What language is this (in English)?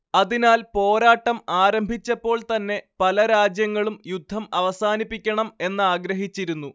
Malayalam